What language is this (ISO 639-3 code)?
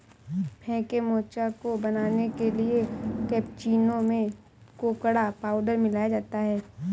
hin